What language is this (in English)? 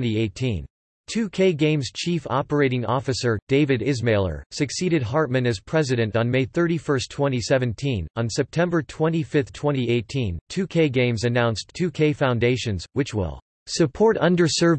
English